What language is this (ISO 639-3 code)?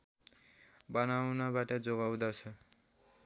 nep